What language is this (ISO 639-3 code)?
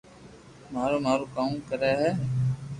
lrk